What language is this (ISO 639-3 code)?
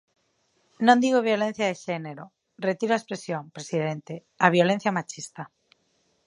glg